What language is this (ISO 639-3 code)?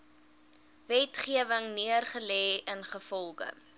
afr